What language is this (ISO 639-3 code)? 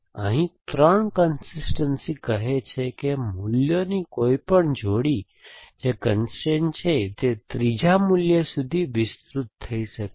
guj